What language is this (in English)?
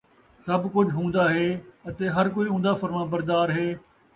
Saraiki